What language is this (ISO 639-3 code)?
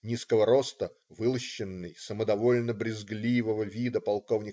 rus